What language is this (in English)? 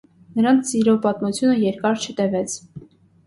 Armenian